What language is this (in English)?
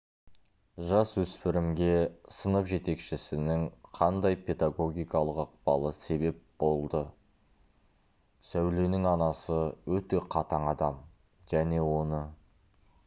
Kazakh